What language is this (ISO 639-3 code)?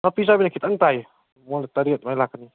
mni